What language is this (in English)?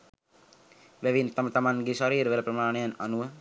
Sinhala